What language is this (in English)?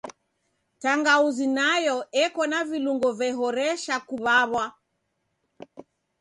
Taita